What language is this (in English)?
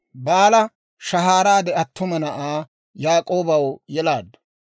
Dawro